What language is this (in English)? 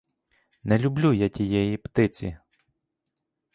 Ukrainian